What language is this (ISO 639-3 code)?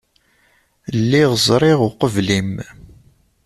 kab